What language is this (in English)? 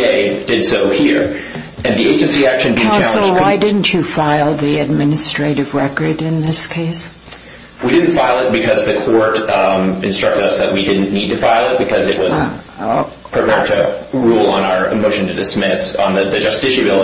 English